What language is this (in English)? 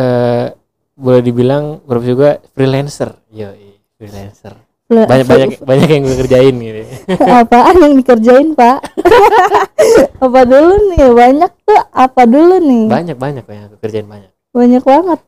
Indonesian